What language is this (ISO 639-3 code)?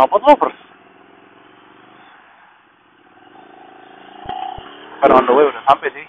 ind